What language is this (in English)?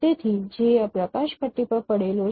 Gujarati